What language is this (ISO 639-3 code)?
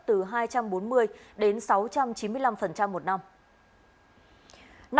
vie